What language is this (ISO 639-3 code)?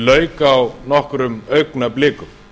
isl